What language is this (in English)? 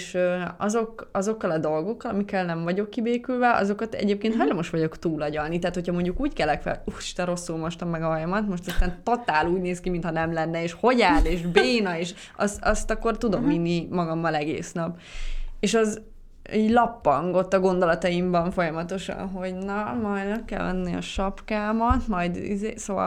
Hungarian